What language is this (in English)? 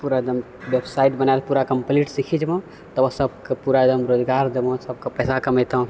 Maithili